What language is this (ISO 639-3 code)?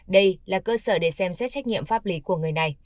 vie